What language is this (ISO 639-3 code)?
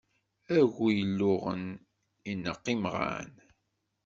kab